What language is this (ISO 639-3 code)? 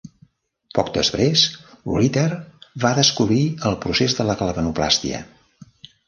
cat